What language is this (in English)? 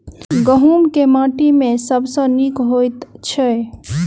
Maithili